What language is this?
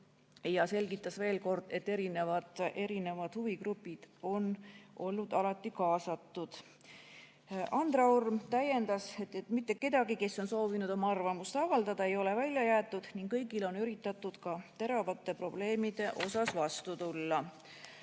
Estonian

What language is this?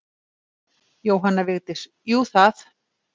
Icelandic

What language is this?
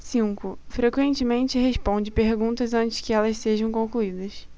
Portuguese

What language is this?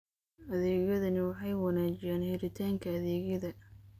Somali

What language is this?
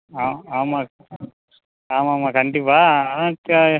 Tamil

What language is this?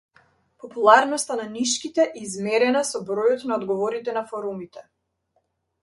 Macedonian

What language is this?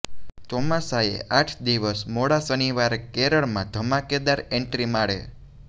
Gujarati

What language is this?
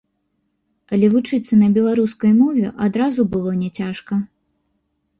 Belarusian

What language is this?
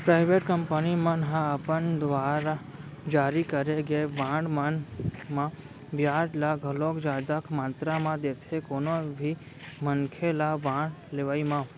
Chhattisgarhi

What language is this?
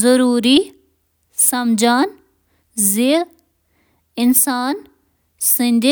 Kashmiri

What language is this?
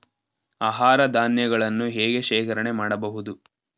Kannada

